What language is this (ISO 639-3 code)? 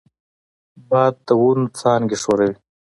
pus